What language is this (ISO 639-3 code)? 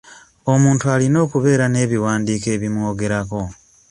lug